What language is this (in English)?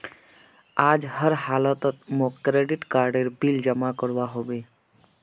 Magahi